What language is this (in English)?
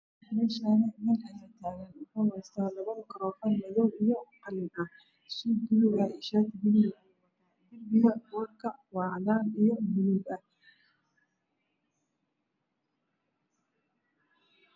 Somali